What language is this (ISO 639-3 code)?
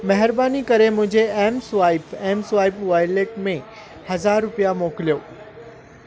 snd